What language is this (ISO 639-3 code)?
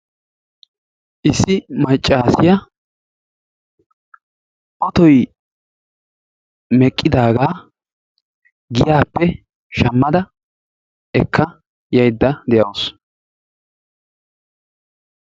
wal